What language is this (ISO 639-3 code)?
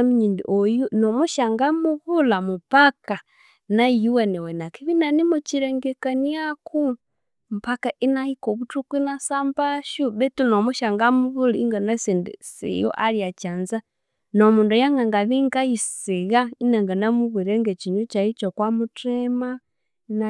koo